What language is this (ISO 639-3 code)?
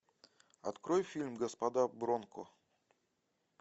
rus